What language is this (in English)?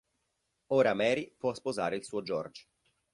Italian